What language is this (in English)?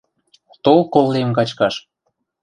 Western Mari